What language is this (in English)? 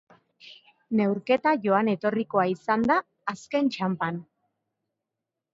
Basque